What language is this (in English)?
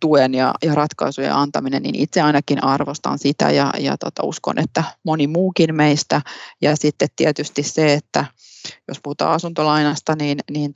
Finnish